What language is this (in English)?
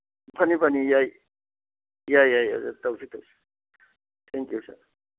Manipuri